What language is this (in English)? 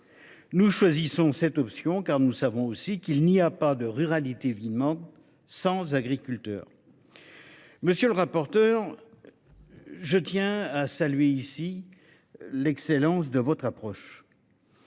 French